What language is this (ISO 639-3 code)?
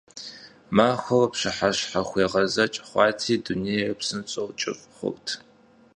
kbd